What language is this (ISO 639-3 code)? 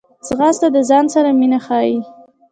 pus